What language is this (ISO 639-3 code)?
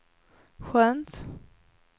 swe